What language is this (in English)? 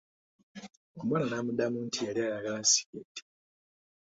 Ganda